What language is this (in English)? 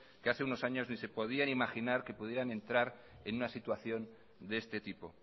Spanish